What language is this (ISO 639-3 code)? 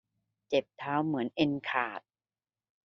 tha